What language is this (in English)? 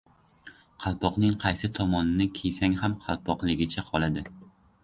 Uzbek